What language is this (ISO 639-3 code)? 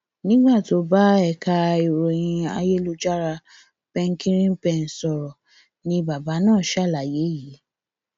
yor